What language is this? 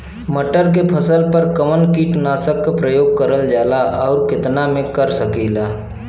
Bhojpuri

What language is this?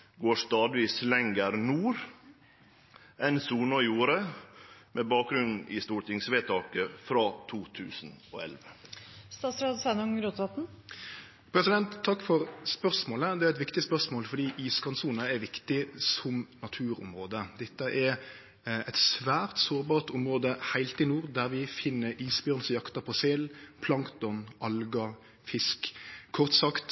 Norwegian Nynorsk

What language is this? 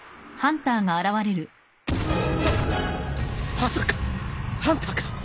Japanese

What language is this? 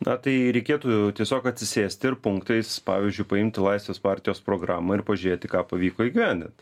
Lithuanian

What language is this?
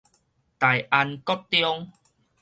Min Nan Chinese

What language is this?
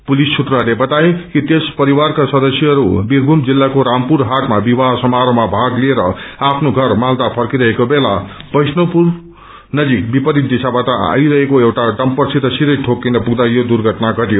Nepali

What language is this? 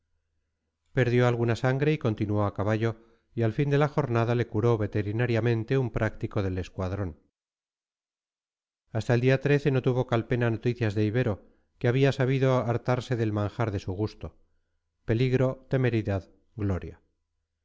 Spanish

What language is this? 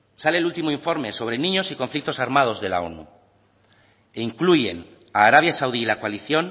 Spanish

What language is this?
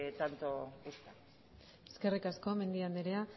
Basque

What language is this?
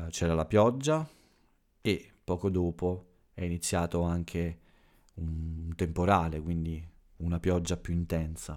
Italian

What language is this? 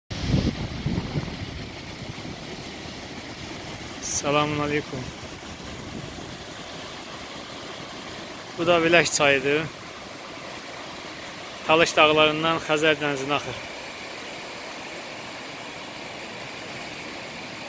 Turkish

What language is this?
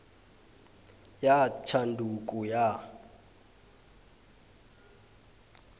South Ndebele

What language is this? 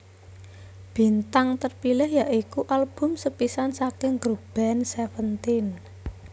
Javanese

